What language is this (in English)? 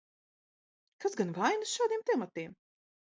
Latvian